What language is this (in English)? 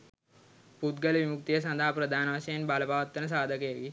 Sinhala